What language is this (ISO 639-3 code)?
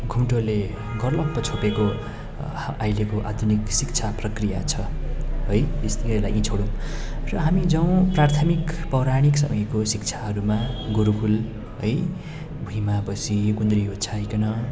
nep